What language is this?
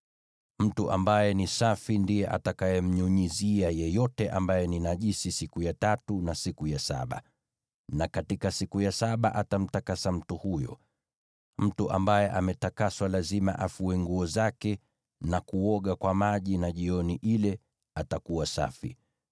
Swahili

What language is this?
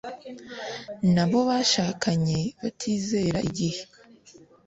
Kinyarwanda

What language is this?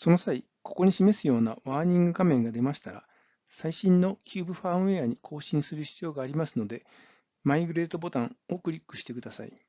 Japanese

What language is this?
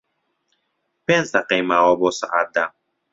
Central Kurdish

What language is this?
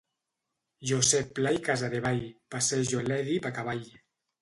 Catalan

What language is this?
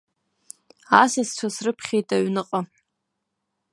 Abkhazian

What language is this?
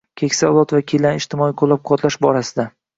Uzbek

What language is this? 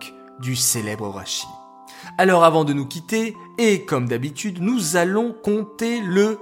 French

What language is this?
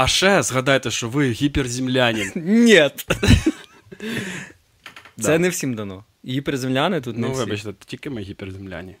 Ukrainian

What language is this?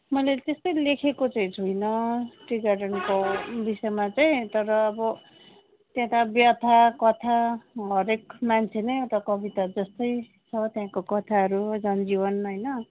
Nepali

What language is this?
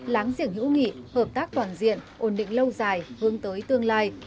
Vietnamese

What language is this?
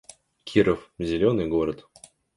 Russian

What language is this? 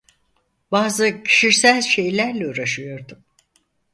Turkish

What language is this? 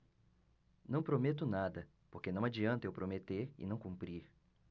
Portuguese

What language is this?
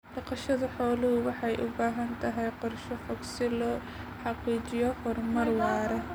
Somali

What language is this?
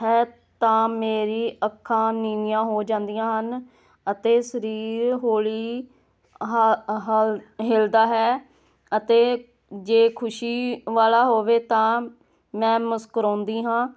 Punjabi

